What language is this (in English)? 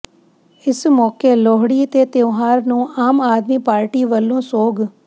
Punjabi